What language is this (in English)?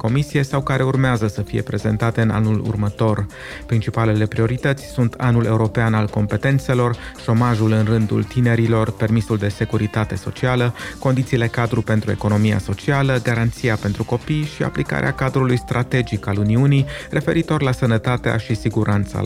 Romanian